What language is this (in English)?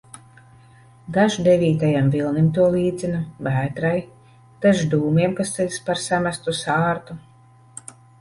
Latvian